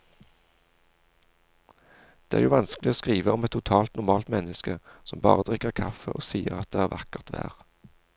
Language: Norwegian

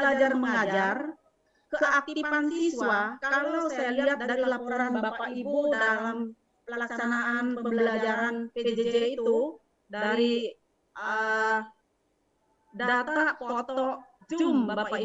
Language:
Indonesian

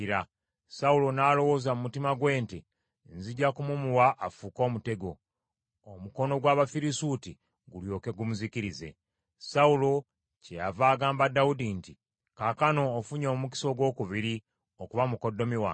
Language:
Ganda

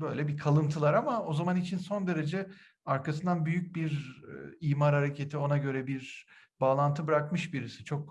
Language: Turkish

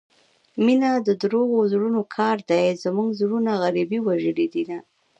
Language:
Pashto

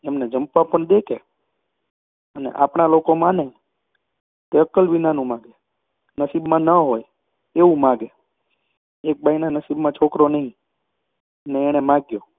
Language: Gujarati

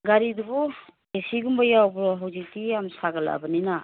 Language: Manipuri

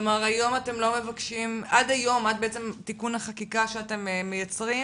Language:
Hebrew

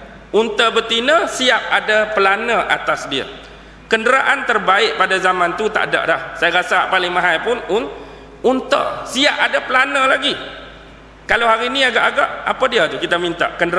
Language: Malay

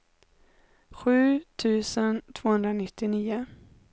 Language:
Swedish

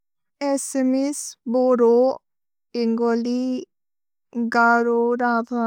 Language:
Bodo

